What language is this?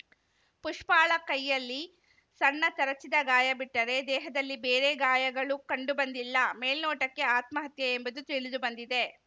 Kannada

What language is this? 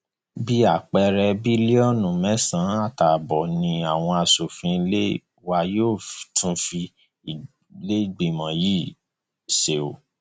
Yoruba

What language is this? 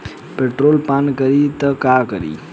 Bhojpuri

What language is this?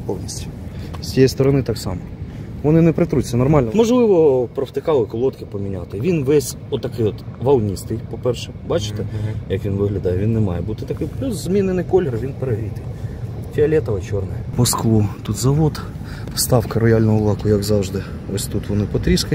Ukrainian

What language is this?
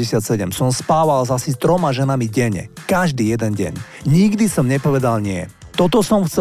Slovak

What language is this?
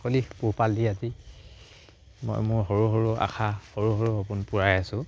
Assamese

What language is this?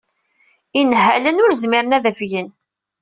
Kabyle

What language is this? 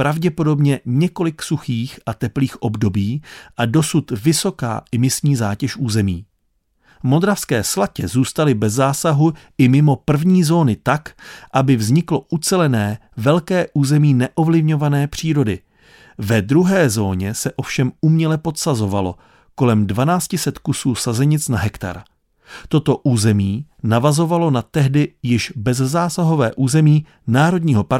Czech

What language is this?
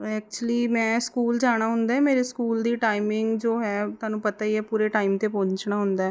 Punjabi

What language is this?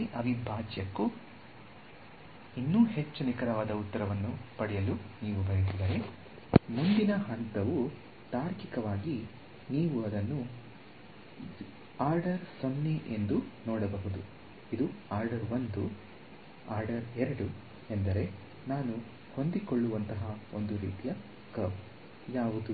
Kannada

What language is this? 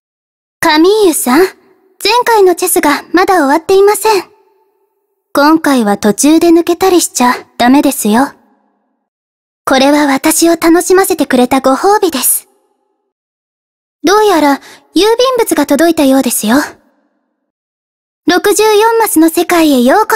Japanese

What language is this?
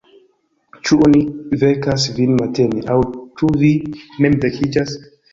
Esperanto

